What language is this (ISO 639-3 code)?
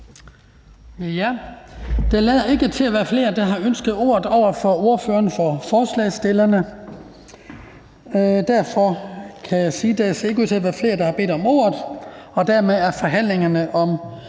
dan